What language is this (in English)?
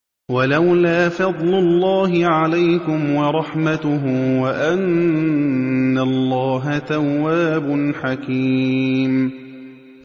Arabic